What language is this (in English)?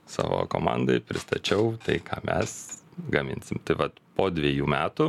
Lithuanian